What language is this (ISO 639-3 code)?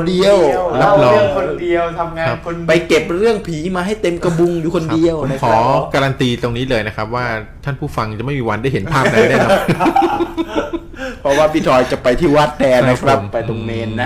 tha